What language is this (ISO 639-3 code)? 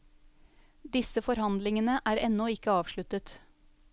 nor